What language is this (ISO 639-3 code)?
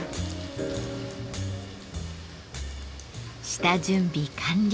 jpn